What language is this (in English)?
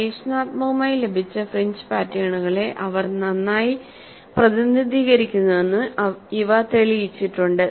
Malayalam